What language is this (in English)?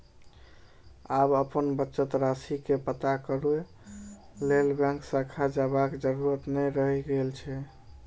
Maithili